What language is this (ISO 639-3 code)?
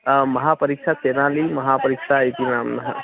san